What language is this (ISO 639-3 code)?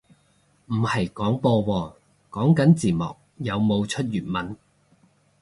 yue